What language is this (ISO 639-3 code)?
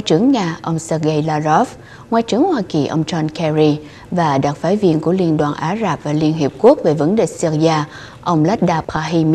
vie